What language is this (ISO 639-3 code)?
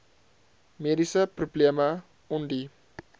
afr